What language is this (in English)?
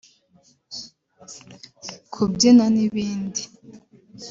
Kinyarwanda